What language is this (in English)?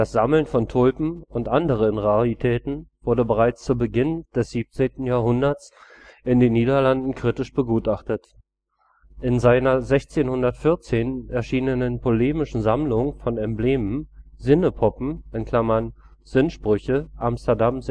German